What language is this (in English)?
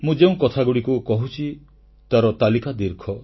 Odia